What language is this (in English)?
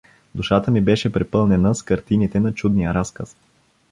Bulgarian